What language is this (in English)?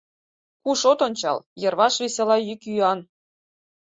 Mari